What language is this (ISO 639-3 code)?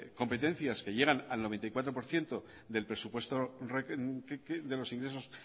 spa